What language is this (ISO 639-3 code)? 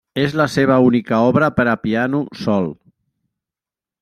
cat